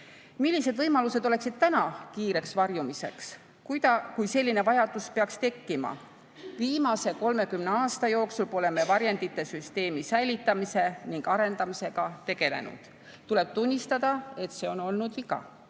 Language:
Estonian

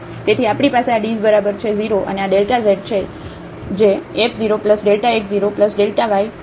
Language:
Gujarati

